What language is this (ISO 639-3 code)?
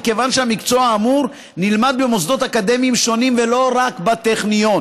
heb